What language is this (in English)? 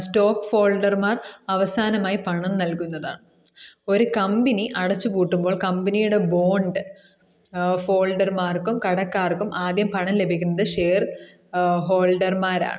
Malayalam